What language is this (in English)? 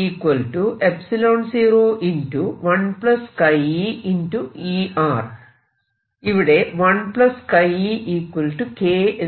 Malayalam